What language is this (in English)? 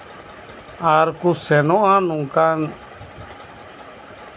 Santali